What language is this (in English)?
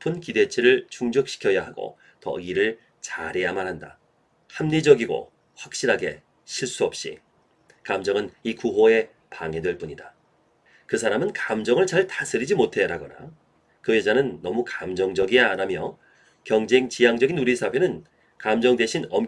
Korean